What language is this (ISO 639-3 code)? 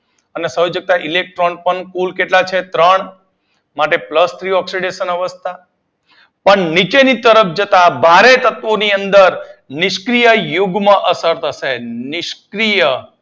guj